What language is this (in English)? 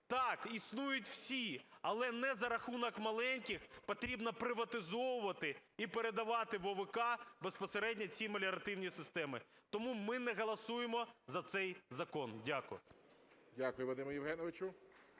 Ukrainian